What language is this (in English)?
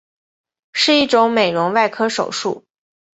Chinese